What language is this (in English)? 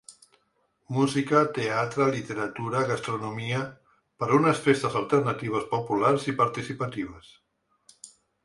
Catalan